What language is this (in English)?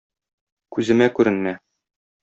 Tatar